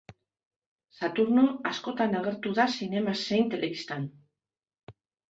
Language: Basque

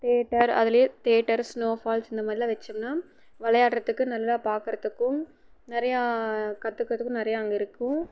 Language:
Tamil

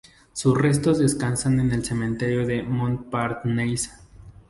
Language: Spanish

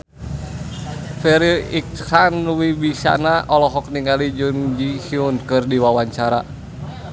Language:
Sundanese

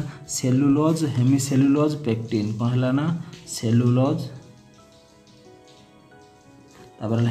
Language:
Hindi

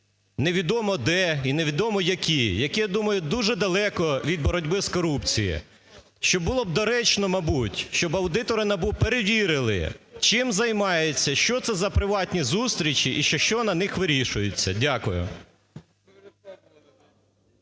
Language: Ukrainian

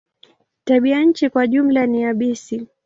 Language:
Swahili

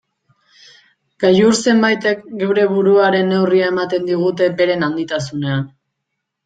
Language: Basque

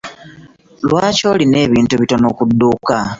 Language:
Ganda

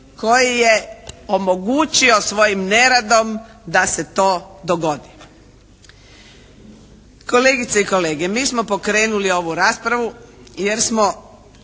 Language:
Croatian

